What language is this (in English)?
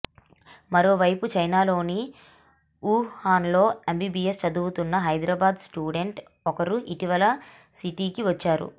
Telugu